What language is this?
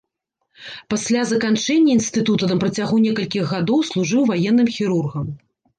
Belarusian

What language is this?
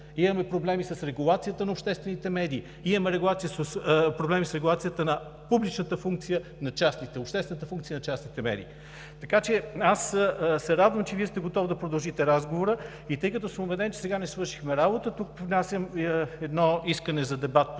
Bulgarian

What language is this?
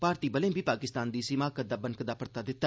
Dogri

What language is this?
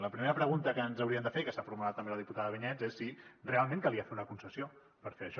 Catalan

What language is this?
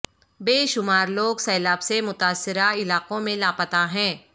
Urdu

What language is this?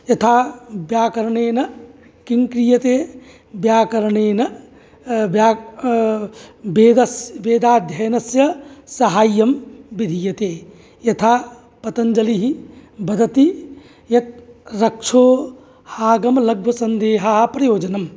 Sanskrit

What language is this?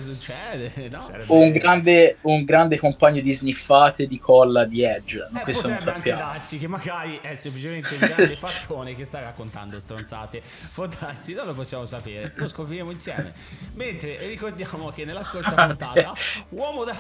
Italian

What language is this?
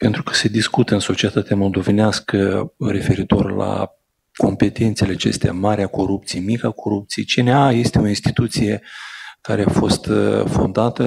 Romanian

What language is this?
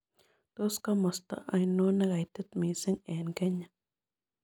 Kalenjin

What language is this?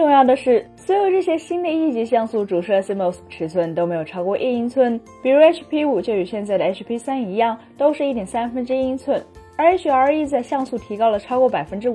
Chinese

